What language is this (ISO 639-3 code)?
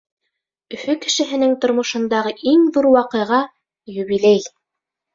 bak